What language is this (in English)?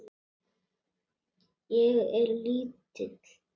Icelandic